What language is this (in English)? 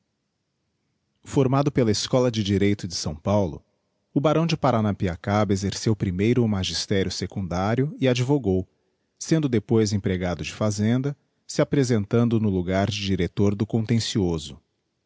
Portuguese